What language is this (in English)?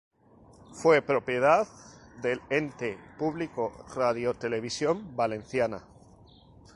Spanish